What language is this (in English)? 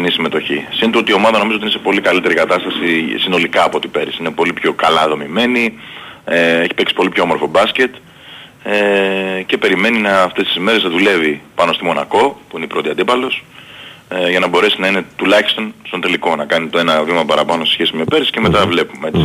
Greek